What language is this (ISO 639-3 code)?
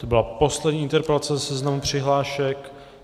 ces